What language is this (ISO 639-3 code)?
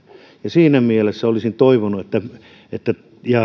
fin